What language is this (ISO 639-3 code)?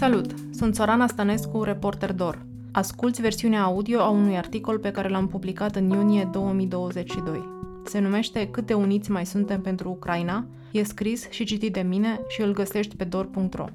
ron